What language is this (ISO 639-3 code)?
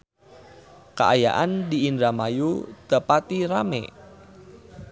sun